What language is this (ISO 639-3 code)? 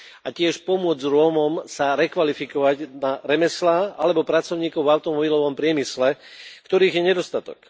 slk